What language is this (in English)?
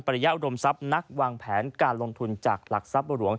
Thai